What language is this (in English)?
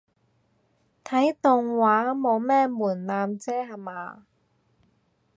Cantonese